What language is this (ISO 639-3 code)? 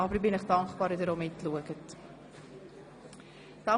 gsw